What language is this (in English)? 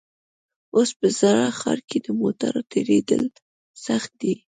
Pashto